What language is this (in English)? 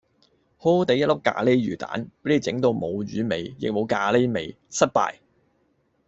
Cantonese